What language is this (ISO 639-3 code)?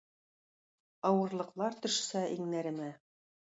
tat